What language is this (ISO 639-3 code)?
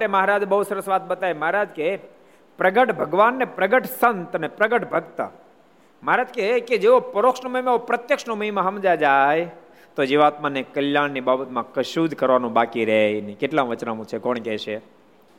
guj